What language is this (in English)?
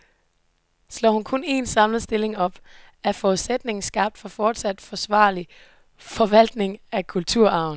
Danish